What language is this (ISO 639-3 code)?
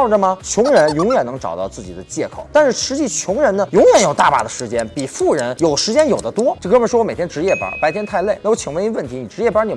zho